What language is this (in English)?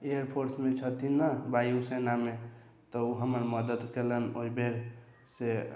Maithili